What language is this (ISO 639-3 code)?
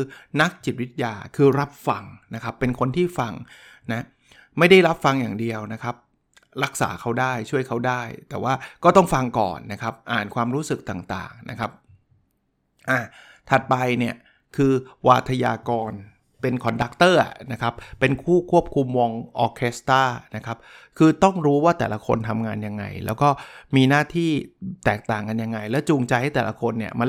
tha